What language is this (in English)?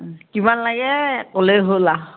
Assamese